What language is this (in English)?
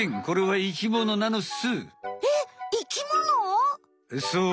Japanese